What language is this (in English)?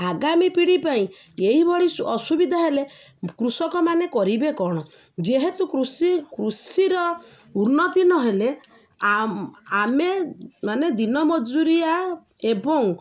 Odia